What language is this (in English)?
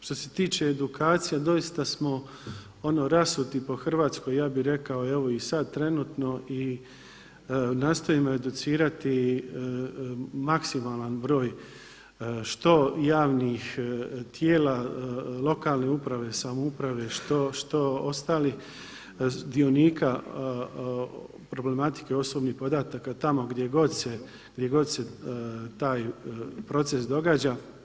Croatian